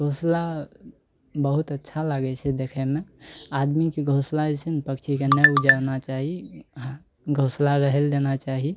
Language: Maithili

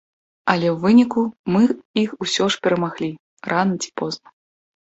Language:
Belarusian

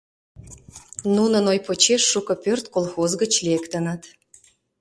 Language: Mari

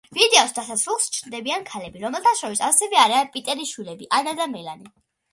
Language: Georgian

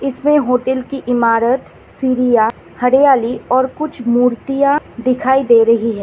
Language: Hindi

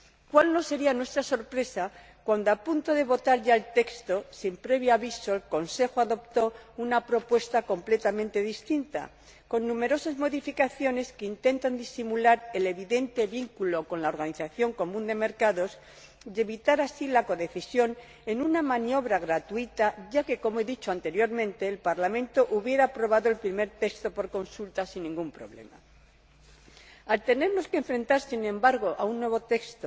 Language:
Spanish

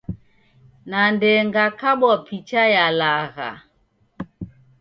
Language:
Taita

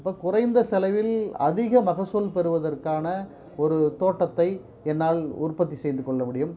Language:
Tamil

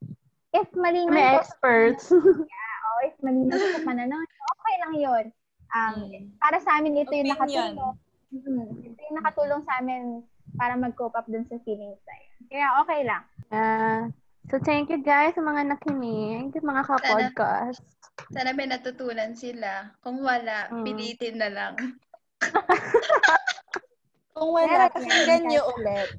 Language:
Filipino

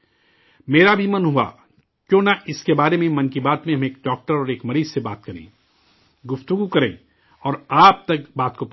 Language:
Urdu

